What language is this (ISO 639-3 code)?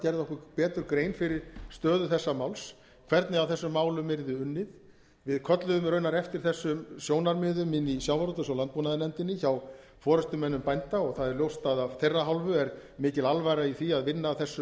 isl